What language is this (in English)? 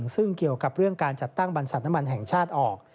Thai